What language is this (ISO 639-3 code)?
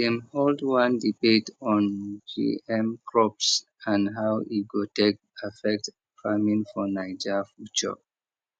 pcm